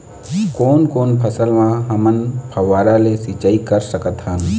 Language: Chhattisgarhi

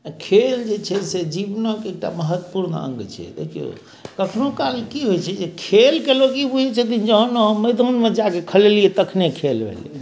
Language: Maithili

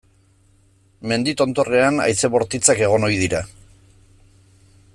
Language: Basque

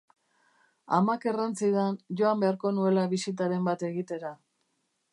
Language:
Basque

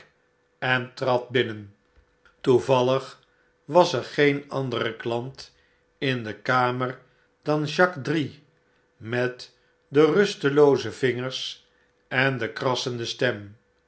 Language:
Dutch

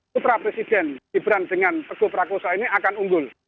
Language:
Indonesian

